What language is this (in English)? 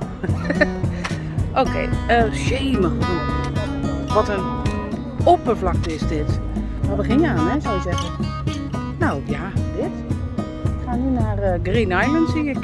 Dutch